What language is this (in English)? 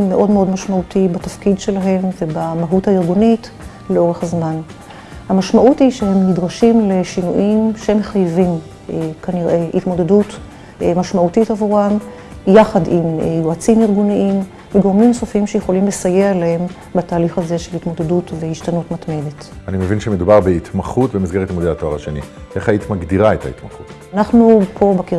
Hebrew